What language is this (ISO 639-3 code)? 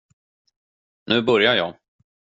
swe